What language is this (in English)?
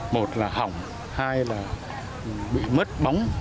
Vietnamese